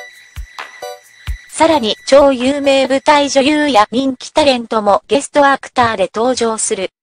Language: Japanese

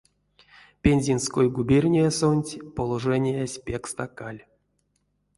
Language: Erzya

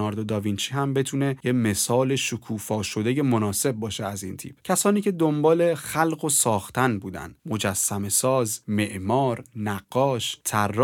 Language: Persian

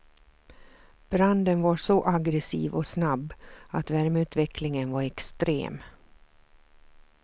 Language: Swedish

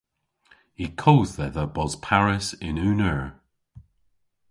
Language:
Cornish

